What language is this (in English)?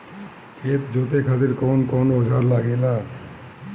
Bhojpuri